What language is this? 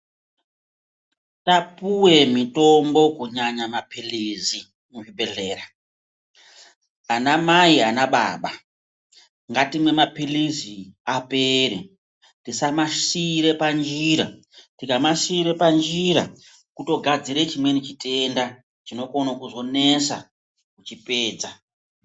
Ndau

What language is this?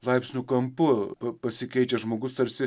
Lithuanian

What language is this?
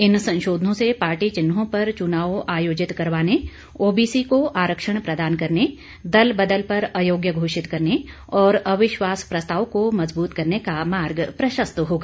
Hindi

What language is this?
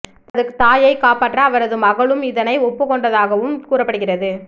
Tamil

